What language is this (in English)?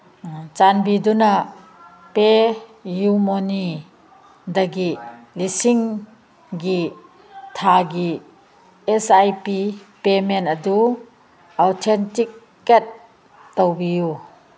Manipuri